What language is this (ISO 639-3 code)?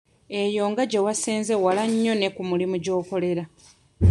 lug